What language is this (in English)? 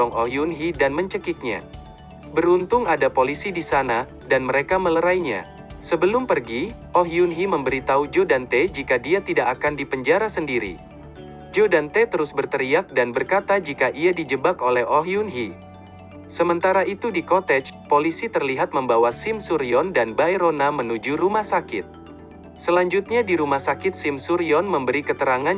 Indonesian